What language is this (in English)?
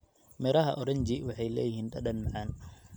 Somali